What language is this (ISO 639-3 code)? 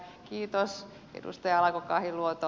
fin